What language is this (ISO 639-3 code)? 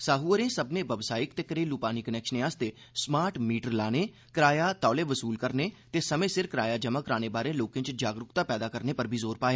doi